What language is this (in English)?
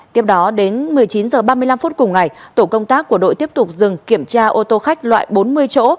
Vietnamese